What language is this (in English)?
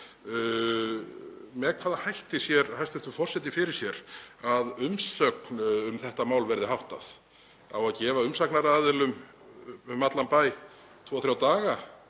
Icelandic